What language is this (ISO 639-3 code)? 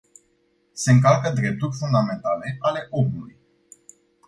ron